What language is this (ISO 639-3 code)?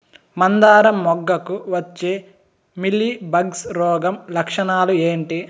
tel